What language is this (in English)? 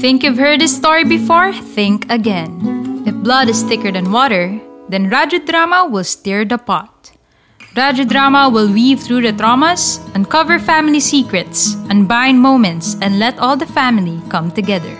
Filipino